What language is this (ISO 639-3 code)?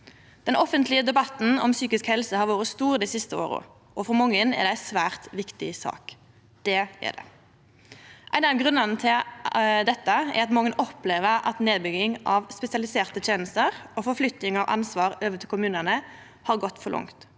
nor